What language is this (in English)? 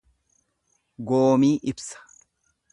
Oromo